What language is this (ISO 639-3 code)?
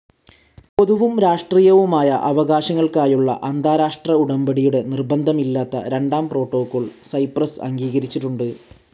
mal